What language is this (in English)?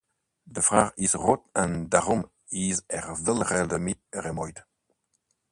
Dutch